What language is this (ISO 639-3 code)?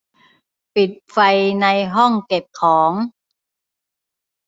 tha